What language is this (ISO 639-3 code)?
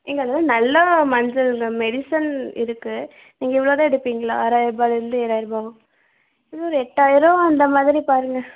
tam